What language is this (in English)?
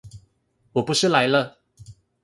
Chinese